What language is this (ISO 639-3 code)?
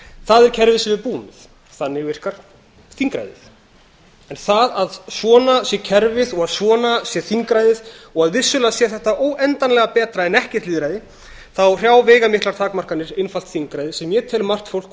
isl